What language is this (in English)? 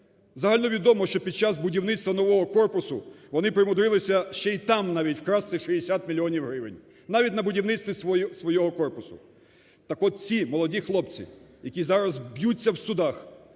Ukrainian